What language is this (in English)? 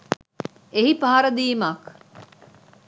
Sinhala